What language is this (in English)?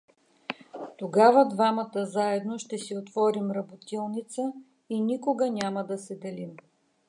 Bulgarian